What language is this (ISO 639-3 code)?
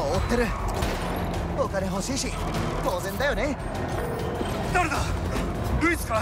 jpn